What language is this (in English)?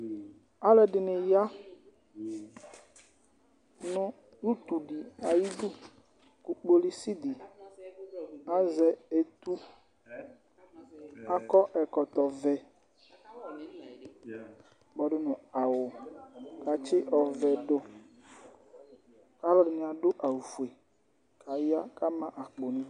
Ikposo